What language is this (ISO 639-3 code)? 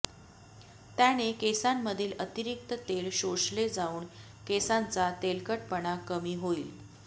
mar